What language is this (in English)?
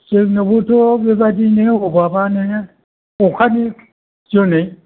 Bodo